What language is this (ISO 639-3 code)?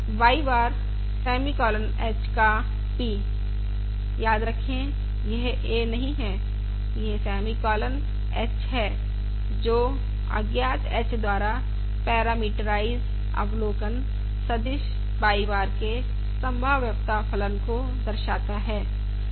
hin